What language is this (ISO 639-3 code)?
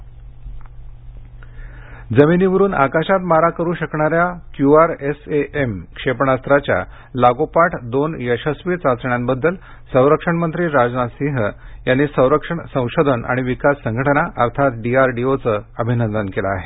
mar